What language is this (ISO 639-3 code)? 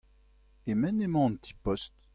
bre